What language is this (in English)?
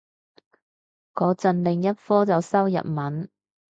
Cantonese